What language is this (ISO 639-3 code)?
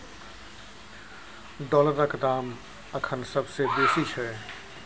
mai